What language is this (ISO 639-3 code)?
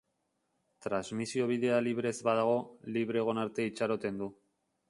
eus